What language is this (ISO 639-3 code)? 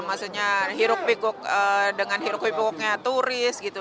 ind